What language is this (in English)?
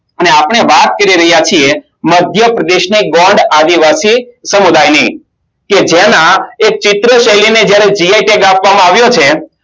Gujarati